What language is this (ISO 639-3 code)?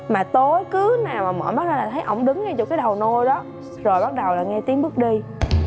vie